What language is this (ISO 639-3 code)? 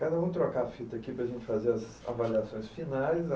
por